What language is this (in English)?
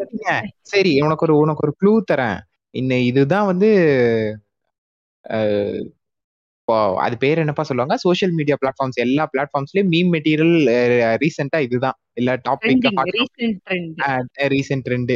Tamil